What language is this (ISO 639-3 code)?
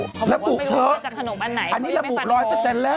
tha